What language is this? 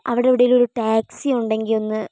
Malayalam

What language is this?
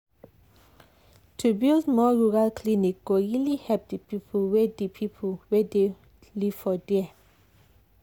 Nigerian Pidgin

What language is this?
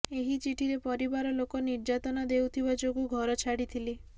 Odia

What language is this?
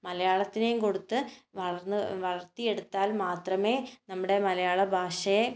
Malayalam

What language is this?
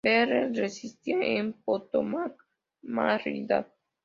Spanish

